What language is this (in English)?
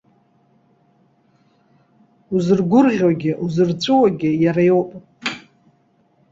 Abkhazian